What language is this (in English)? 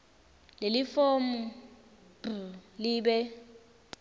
Swati